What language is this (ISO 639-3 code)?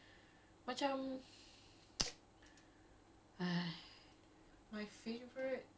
eng